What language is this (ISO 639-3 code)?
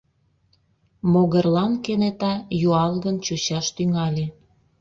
chm